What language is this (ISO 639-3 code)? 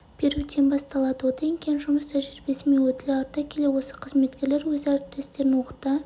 kaz